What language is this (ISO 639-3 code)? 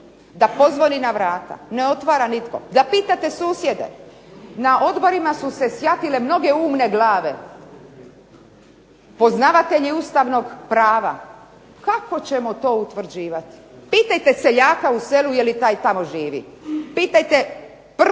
hrv